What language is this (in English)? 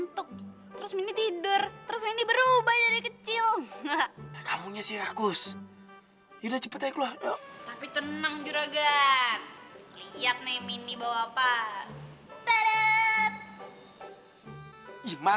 Indonesian